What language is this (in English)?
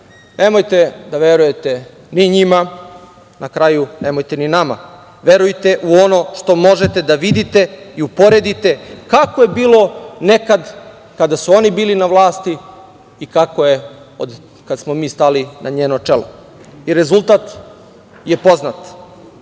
Serbian